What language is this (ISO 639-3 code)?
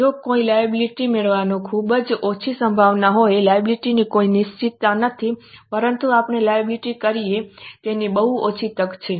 guj